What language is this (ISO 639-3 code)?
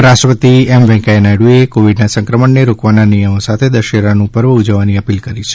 guj